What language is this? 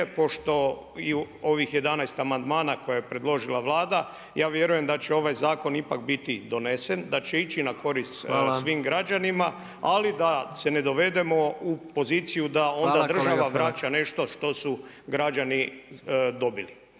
Croatian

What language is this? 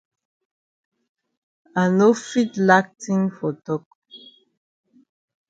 Cameroon Pidgin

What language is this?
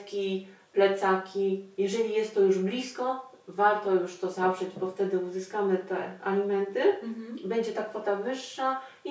Polish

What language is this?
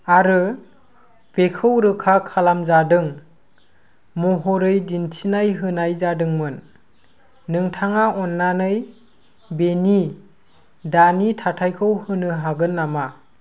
Bodo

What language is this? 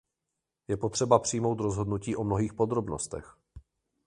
Czech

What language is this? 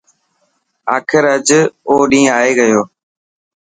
Dhatki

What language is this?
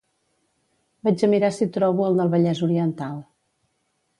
Catalan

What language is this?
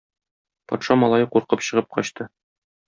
Tatar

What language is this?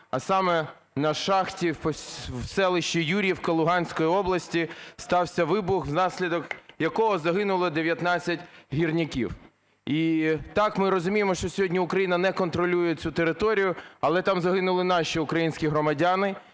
Ukrainian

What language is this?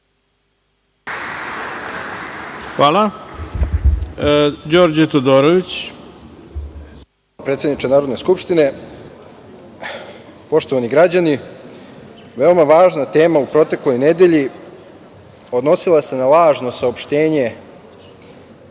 Serbian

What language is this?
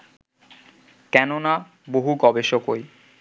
Bangla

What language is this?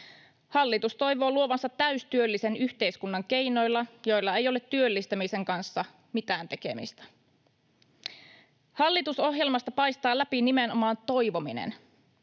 Finnish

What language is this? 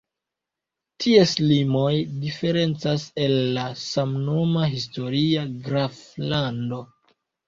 Esperanto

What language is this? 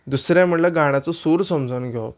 Konkani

